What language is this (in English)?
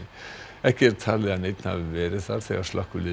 Icelandic